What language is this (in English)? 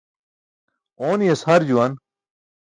Burushaski